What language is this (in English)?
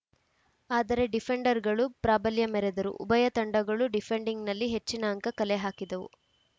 Kannada